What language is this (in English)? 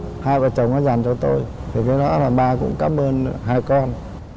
Vietnamese